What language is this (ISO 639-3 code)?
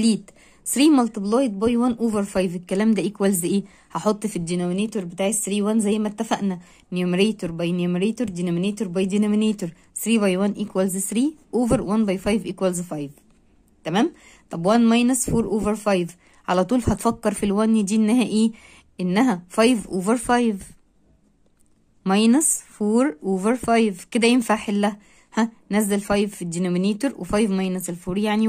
ara